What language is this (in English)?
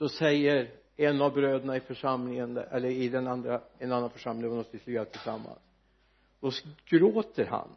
Swedish